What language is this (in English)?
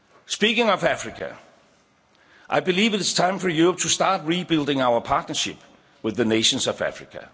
English